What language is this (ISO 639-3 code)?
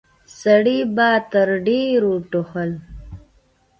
pus